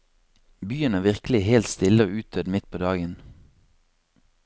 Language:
Norwegian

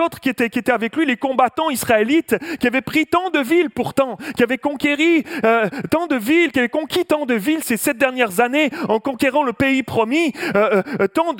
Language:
French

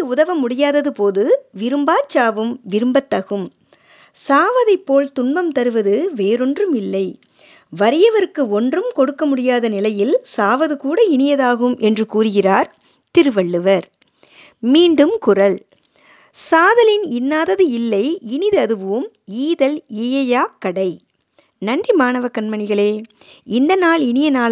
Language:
Tamil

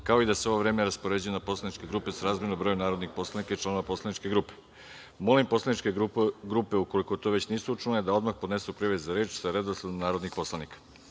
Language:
Serbian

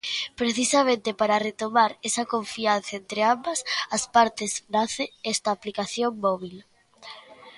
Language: Galician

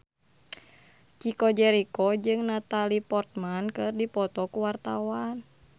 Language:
Sundanese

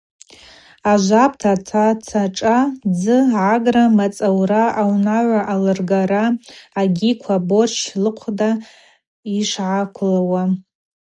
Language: Abaza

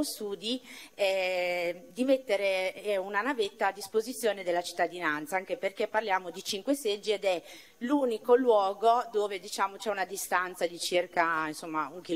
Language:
Italian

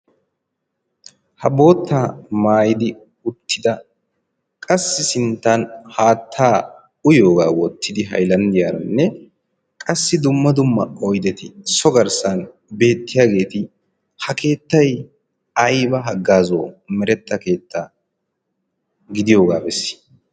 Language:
Wolaytta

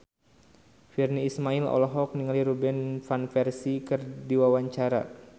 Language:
Sundanese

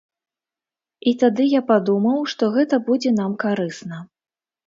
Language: Belarusian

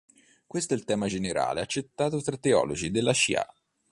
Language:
Italian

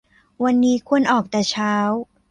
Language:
Thai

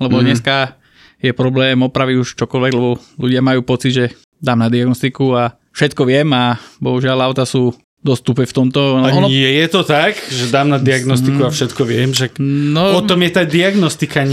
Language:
Slovak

